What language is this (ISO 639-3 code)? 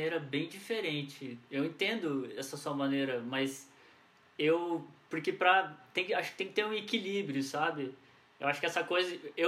por